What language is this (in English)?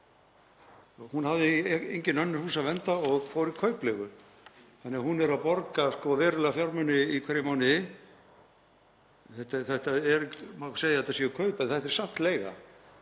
Icelandic